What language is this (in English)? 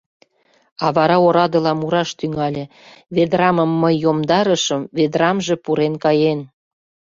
Mari